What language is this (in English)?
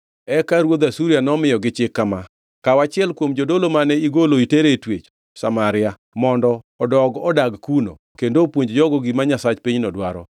Luo (Kenya and Tanzania)